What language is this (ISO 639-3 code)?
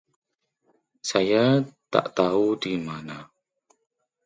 ind